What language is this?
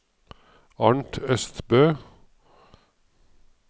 Norwegian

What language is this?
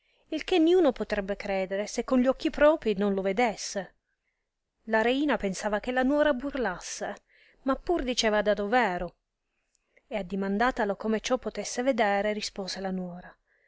Italian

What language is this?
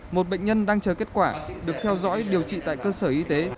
Vietnamese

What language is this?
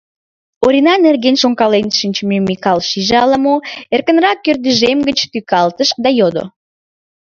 Mari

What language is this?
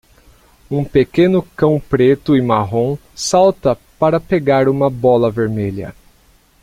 Portuguese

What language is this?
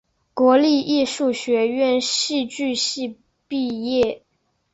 Chinese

